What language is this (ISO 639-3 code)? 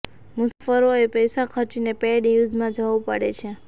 guj